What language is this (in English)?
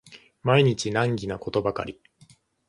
Japanese